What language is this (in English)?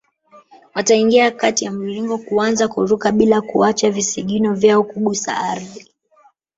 Swahili